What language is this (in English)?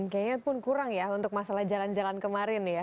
Indonesian